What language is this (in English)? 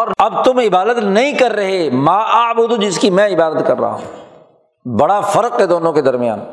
Urdu